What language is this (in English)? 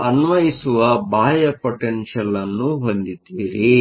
Kannada